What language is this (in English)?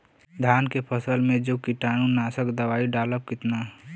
Bhojpuri